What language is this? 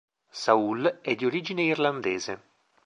Italian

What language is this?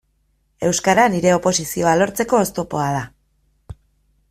Basque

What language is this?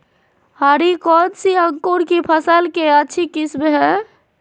Magahi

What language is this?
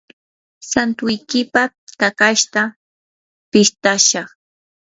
Yanahuanca Pasco Quechua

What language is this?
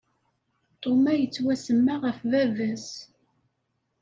Kabyle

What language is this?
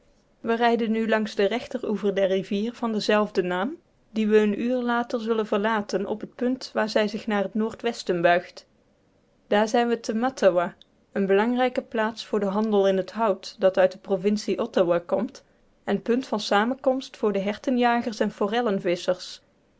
Dutch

